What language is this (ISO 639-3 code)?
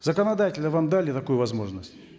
kaz